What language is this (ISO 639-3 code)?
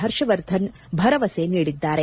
kan